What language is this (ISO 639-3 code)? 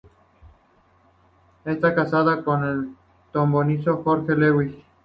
spa